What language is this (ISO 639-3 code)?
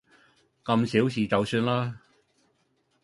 yue